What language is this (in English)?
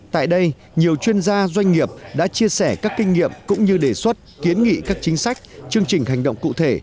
Vietnamese